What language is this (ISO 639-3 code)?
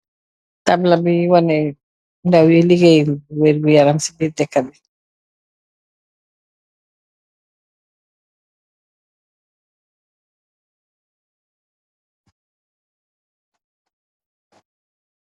wol